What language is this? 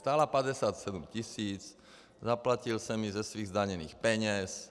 Czech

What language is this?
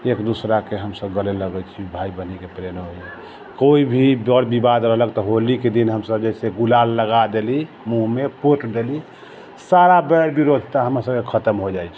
Maithili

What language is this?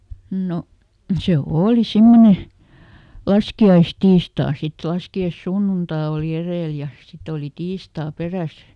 Finnish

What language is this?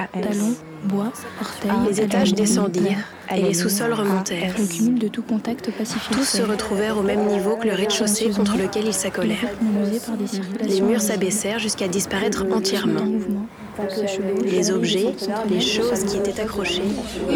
French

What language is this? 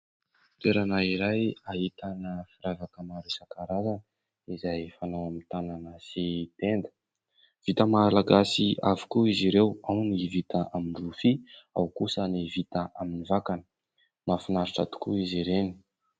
Malagasy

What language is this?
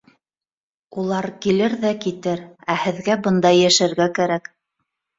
Bashkir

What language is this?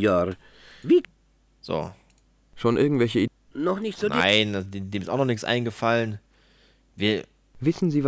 German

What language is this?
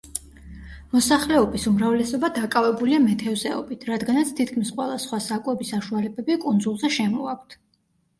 Georgian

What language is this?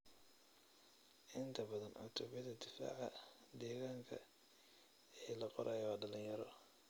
Somali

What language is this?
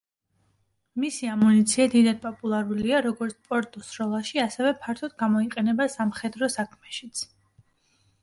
Georgian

